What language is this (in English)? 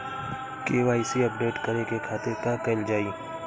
Bhojpuri